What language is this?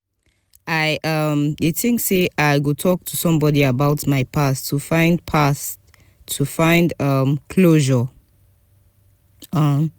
Nigerian Pidgin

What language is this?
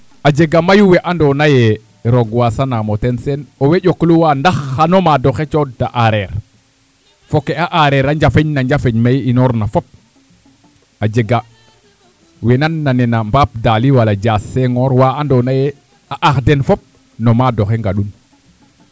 Serer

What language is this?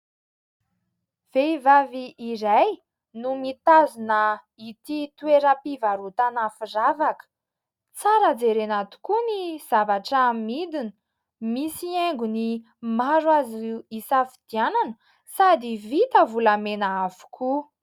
Malagasy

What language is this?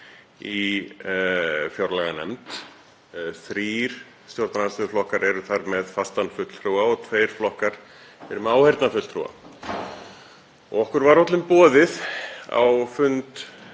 Icelandic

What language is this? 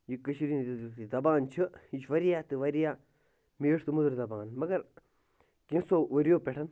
Kashmiri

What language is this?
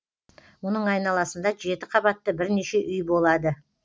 Kazakh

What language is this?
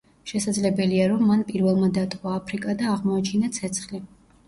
Georgian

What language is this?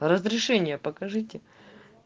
Russian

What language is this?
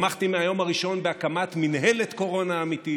Hebrew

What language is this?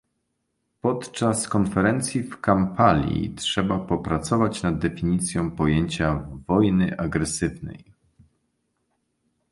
Polish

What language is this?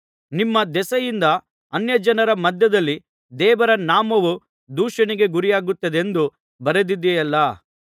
Kannada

